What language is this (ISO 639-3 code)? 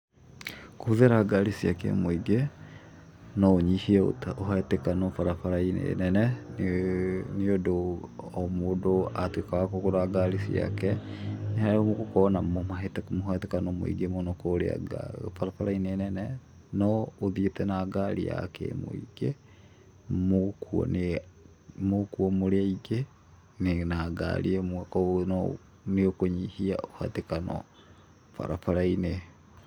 kik